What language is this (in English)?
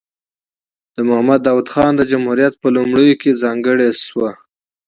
Pashto